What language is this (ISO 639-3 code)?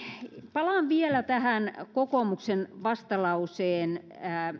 fin